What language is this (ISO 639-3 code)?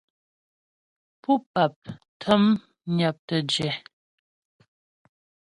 bbj